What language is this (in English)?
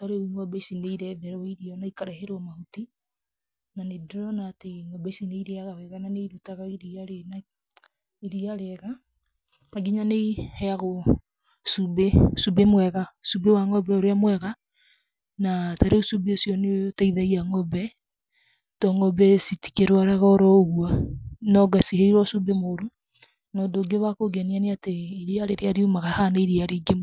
Kikuyu